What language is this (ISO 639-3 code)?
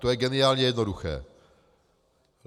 ces